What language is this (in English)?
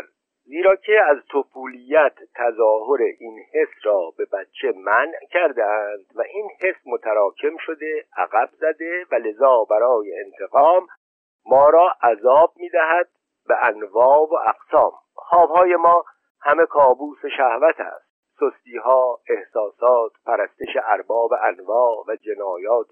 Persian